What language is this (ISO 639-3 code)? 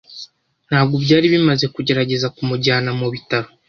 kin